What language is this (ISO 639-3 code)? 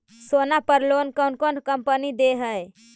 mag